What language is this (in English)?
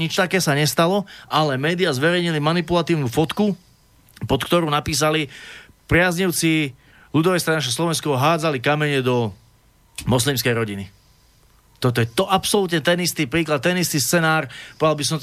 Slovak